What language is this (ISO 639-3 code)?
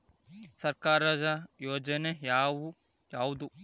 kan